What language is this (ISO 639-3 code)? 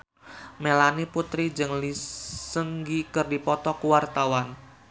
sun